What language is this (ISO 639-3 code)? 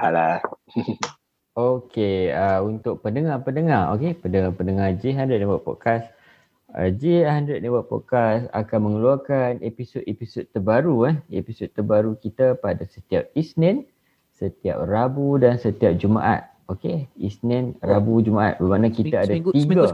msa